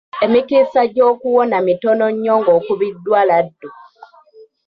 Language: Ganda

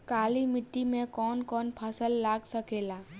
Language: Bhojpuri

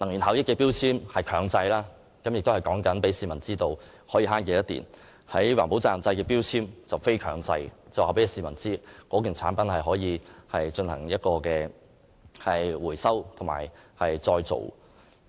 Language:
Cantonese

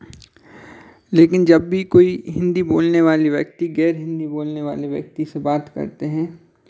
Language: Hindi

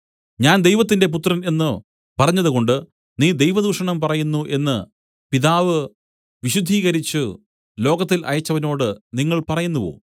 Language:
Malayalam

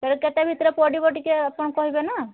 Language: Odia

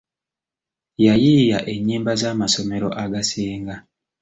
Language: Ganda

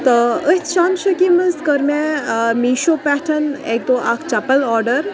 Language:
Kashmiri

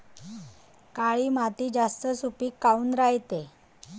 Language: Marathi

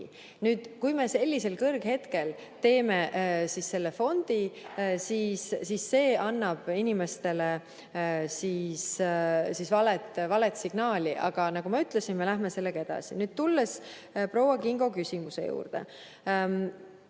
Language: Estonian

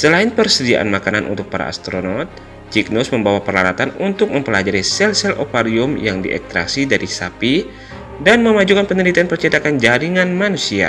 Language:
Indonesian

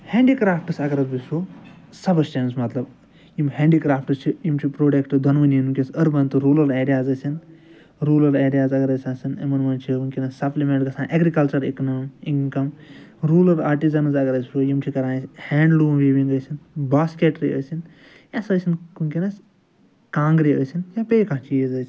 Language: Kashmiri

